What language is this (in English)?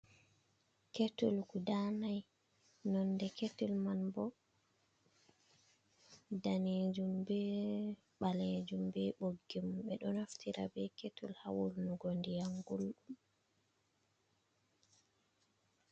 Fula